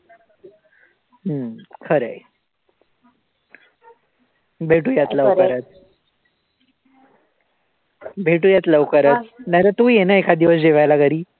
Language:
Marathi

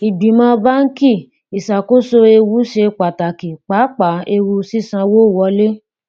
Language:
Yoruba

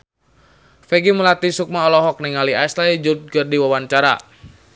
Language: Sundanese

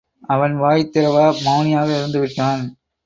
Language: Tamil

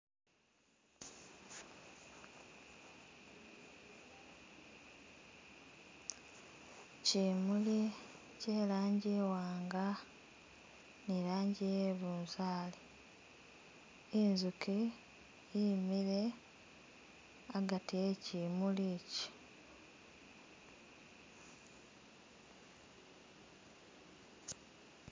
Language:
Masaaba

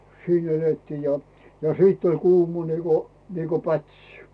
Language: Finnish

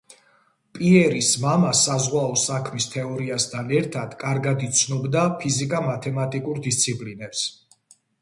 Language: Georgian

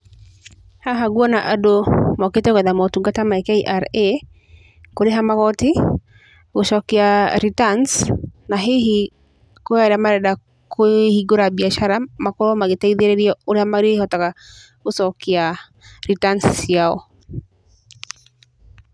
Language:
Kikuyu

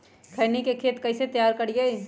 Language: Magahi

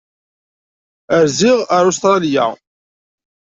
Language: Kabyle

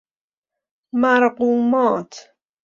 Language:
Persian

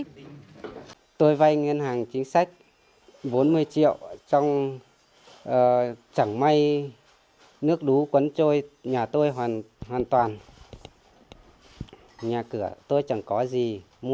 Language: Vietnamese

